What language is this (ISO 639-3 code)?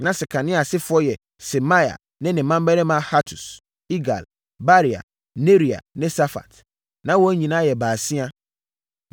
aka